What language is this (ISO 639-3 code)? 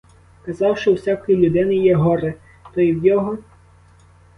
ukr